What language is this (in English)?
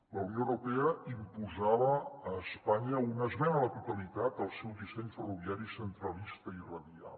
Catalan